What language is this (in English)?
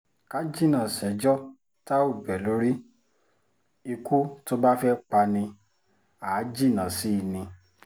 Yoruba